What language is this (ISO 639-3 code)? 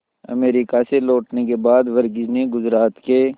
hin